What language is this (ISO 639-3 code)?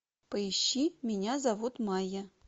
rus